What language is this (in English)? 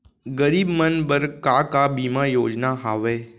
Chhattisgarhi